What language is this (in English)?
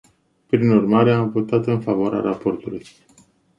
Romanian